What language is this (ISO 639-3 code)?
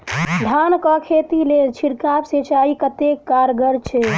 mai